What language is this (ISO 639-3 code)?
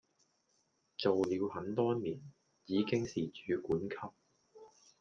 yue